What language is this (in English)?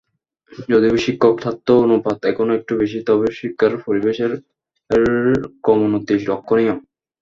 Bangla